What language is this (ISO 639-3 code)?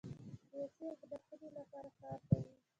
pus